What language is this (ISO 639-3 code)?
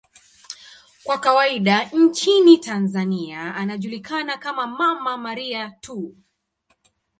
swa